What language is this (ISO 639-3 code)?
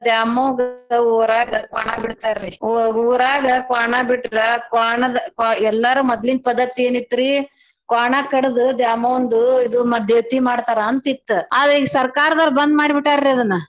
kan